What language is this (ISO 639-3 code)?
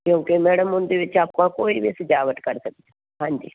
pan